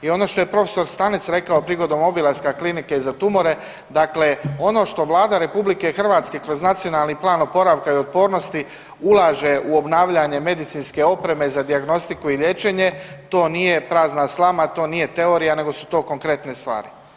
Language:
Croatian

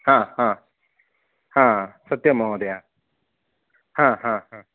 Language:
Sanskrit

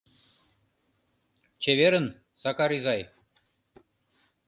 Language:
Mari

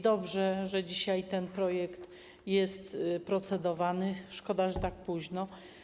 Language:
Polish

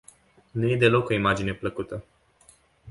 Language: Romanian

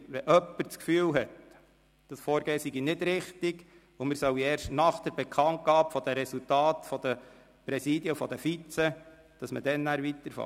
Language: Swiss German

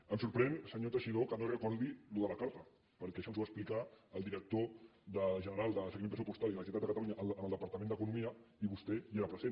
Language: Catalan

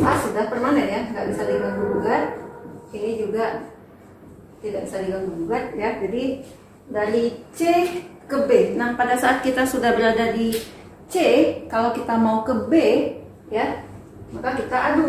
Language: Indonesian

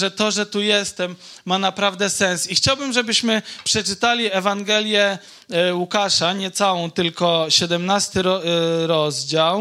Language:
Polish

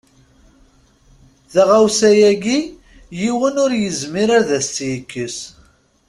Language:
Kabyle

